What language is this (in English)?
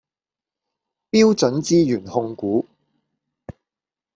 Cantonese